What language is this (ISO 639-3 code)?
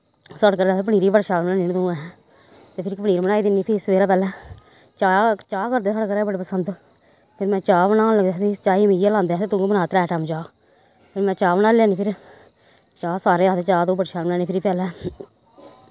doi